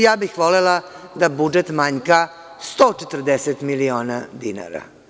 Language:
Serbian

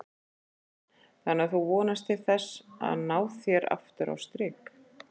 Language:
Icelandic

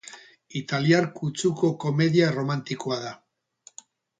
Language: Basque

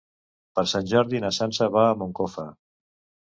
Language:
Catalan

